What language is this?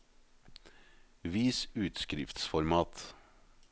Norwegian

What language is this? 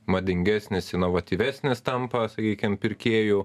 Lithuanian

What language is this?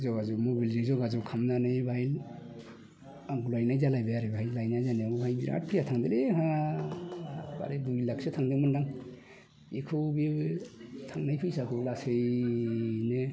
Bodo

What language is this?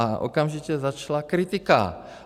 Czech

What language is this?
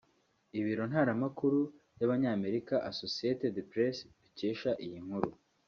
Kinyarwanda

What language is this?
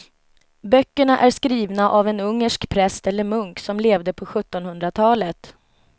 Swedish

